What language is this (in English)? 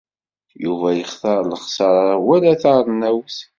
Kabyle